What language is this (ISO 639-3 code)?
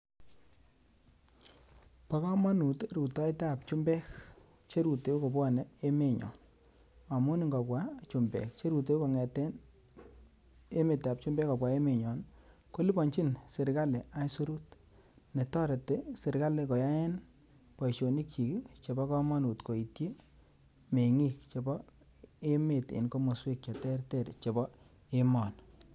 kln